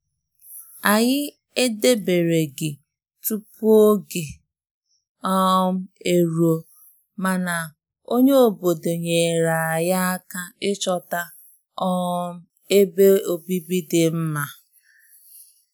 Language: Igbo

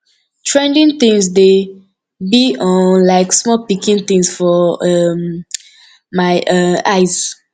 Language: Nigerian Pidgin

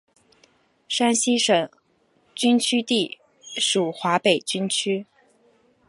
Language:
Chinese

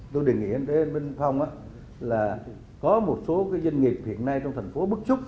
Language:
Vietnamese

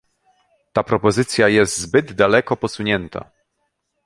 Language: Polish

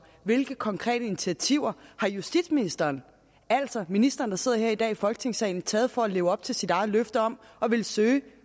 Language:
Danish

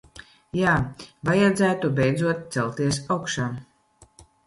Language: Latvian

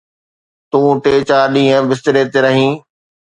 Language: Sindhi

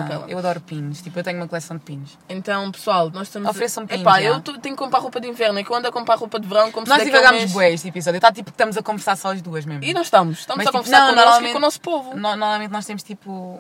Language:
Portuguese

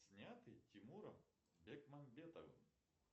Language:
Russian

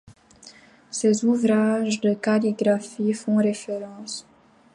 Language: French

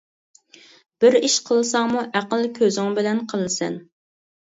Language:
Uyghur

